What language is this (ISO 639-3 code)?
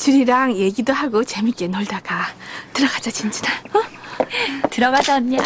kor